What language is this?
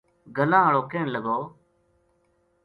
Gujari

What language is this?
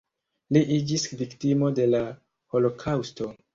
Esperanto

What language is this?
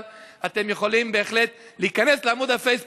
Hebrew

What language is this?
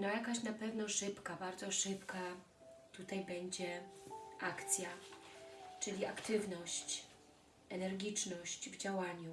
Polish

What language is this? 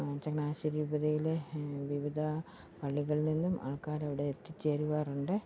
Malayalam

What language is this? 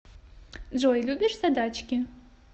Russian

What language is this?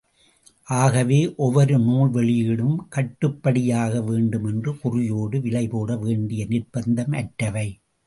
Tamil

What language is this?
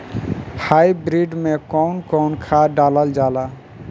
Bhojpuri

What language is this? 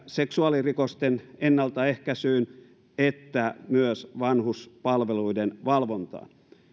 Finnish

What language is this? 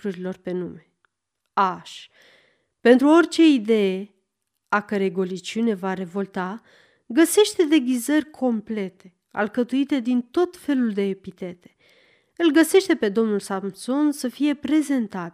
Romanian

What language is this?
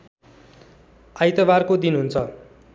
Nepali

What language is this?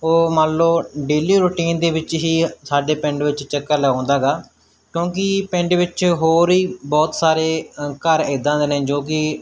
Punjabi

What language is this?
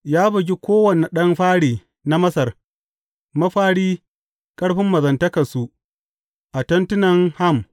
Hausa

